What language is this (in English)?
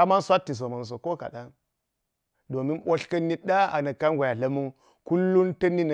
Geji